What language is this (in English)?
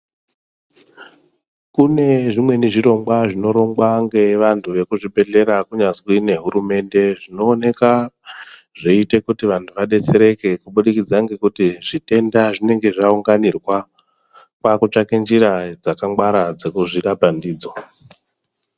Ndau